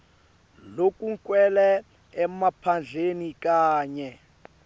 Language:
Swati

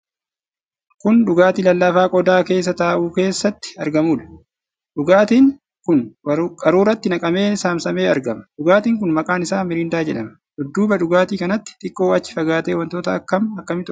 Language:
Oromo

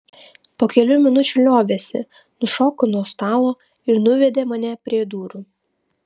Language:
Lithuanian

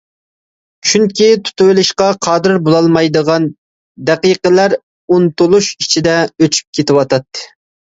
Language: Uyghur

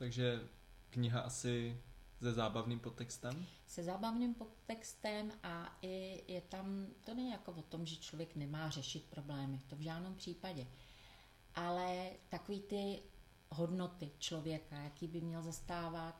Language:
Czech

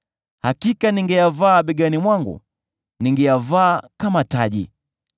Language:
Swahili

